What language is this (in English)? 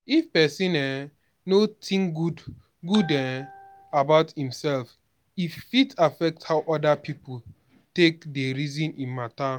Nigerian Pidgin